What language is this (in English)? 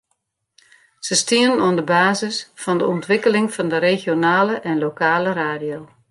Western Frisian